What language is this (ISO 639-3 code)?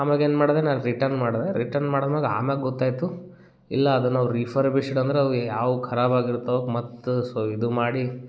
kan